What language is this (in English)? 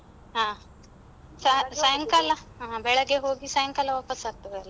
Kannada